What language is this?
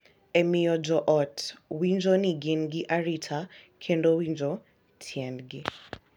Luo (Kenya and Tanzania)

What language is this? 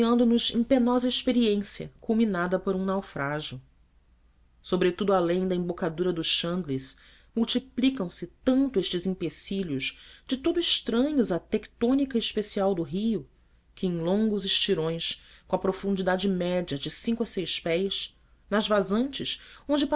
Portuguese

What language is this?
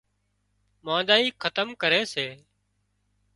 Wadiyara Koli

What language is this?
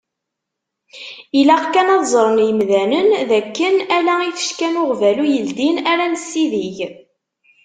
Kabyle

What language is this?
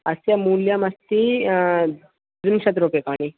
Sanskrit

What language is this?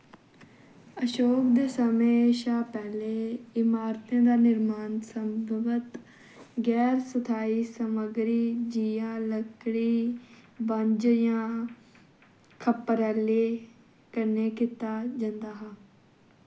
Dogri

